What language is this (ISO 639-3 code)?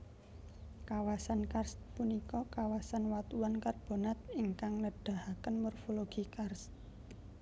jav